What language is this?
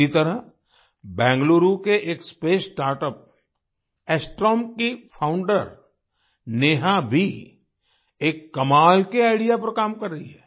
Hindi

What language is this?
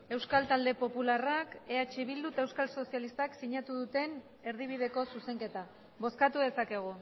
Basque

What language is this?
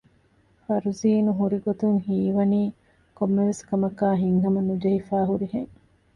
Divehi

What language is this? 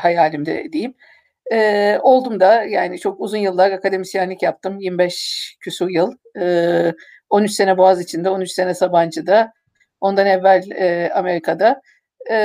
Turkish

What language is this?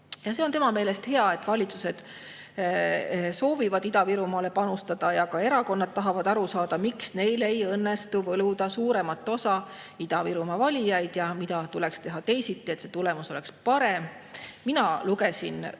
Estonian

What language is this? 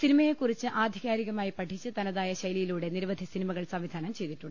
Malayalam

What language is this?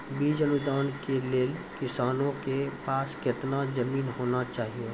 Maithili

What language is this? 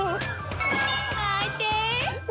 Japanese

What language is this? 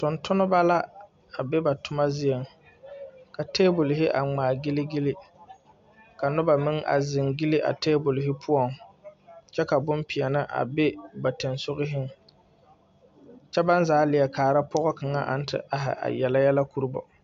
Southern Dagaare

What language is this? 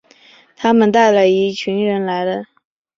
Chinese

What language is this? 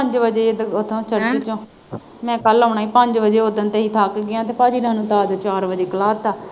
Punjabi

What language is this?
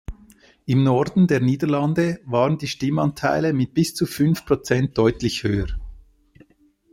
German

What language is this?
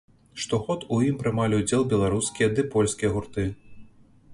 Belarusian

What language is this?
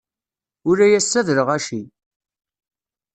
Kabyle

